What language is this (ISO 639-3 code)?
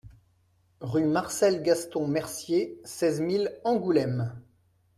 fra